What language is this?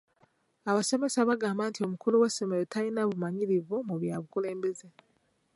Ganda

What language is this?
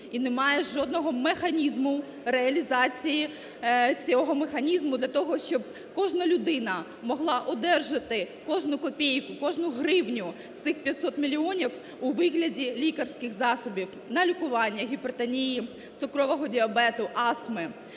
Ukrainian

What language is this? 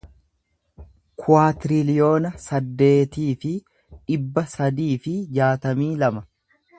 Oromo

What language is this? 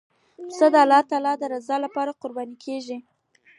Pashto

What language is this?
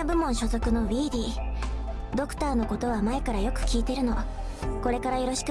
Japanese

